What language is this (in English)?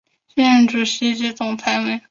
Chinese